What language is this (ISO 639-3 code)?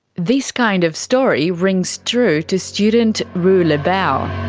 eng